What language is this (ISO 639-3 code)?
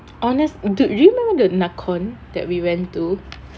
eng